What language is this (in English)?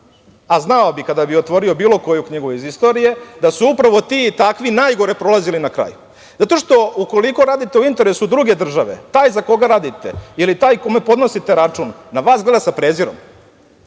Serbian